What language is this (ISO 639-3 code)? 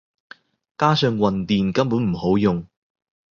yue